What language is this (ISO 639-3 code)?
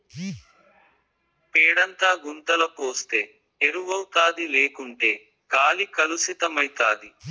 tel